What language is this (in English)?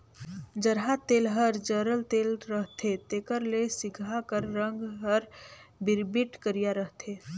Chhattisgarhi